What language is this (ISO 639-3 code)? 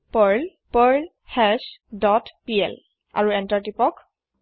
asm